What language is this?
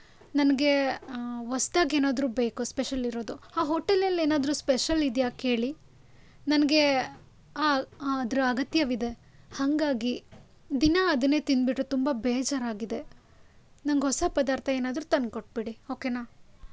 Kannada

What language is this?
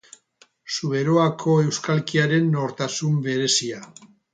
Basque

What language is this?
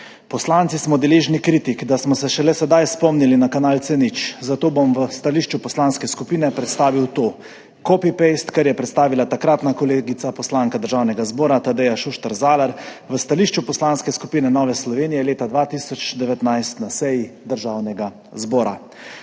Slovenian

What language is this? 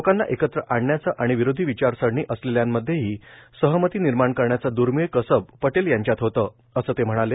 Marathi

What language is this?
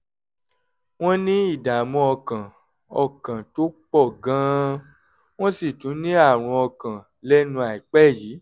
Yoruba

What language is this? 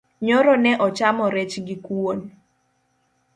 Luo (Kenya and Tanzania)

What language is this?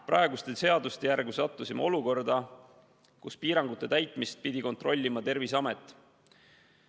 Estonian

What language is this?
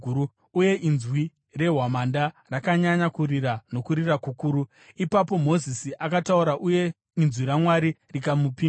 Shona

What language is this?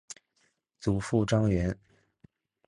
Chinese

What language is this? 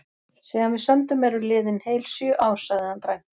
Icelandic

